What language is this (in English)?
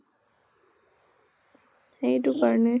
Assamese